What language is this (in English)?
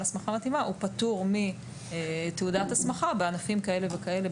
Hebrew